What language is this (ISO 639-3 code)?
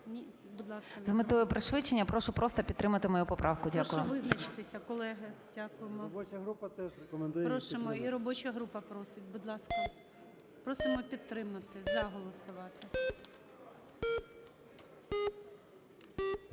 ukr